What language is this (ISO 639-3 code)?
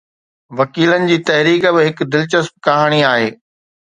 snd